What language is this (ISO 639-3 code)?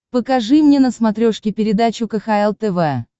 rus